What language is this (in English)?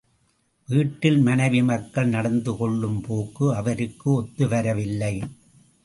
Tamil